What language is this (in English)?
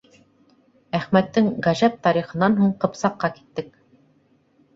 Bashkir